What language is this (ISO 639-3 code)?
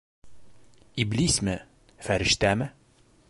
bak